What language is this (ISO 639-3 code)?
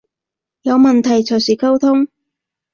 yue